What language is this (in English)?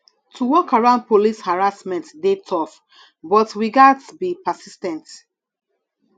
Nigerian Pidgin